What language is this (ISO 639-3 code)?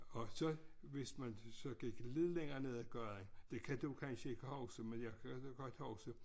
dan